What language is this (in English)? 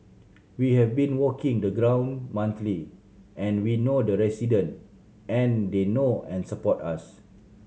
English